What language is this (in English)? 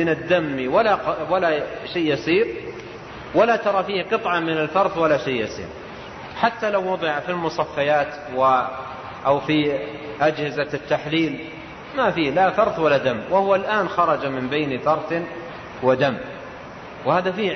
Arabic